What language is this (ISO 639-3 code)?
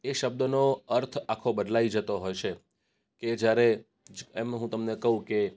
guj